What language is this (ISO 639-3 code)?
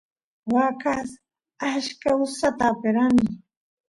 qus